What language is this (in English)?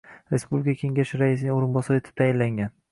Uzbek